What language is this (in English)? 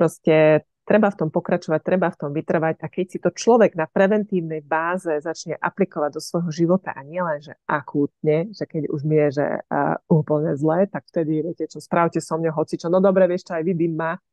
Slovak